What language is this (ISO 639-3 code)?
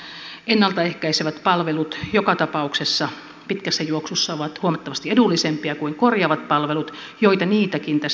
fin